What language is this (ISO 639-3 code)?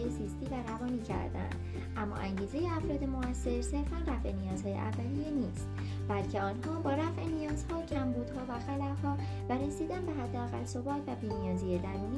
fas